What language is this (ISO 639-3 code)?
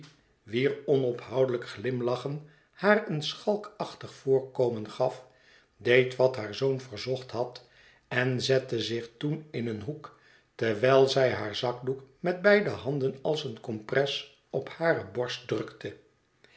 nld